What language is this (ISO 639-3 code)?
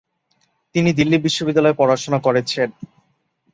ben